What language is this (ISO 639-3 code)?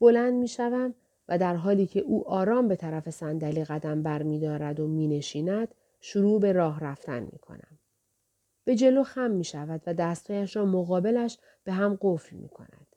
fas